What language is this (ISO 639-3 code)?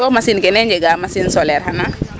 srr